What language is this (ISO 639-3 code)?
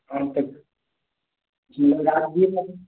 mai